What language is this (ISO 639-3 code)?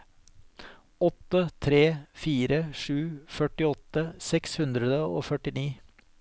nor